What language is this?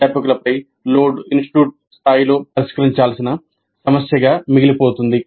Telugu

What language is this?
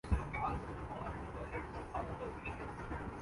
Urdu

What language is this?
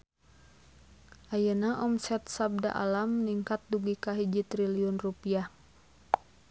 Sundanese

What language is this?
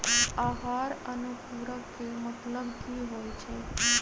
Magahi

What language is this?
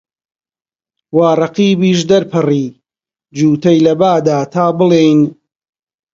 Central Kurdish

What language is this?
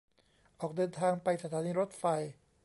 Thai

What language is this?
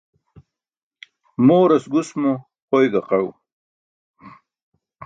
Burushaski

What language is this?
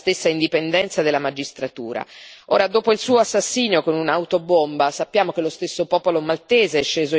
Italian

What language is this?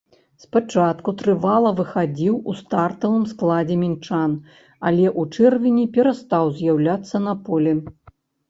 Belarusian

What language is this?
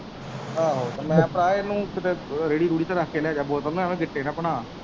Punjabi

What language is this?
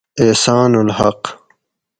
Gawri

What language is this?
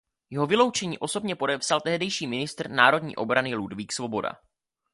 Czech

